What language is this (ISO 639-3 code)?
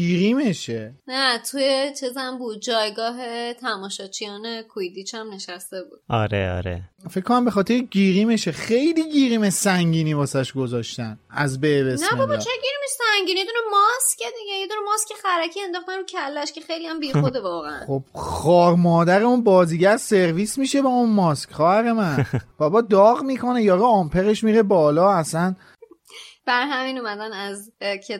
fas